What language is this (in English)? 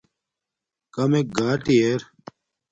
Domaaki